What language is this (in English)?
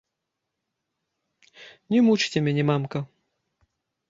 Belarusian